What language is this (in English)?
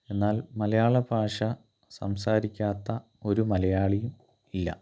Malayalam